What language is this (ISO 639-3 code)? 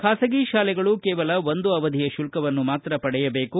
kan